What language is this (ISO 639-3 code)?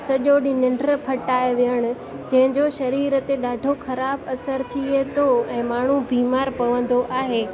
snd